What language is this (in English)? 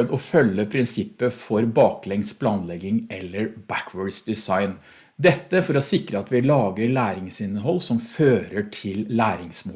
Norwegian